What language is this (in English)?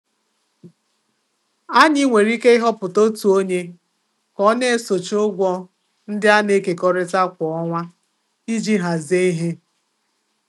Igbo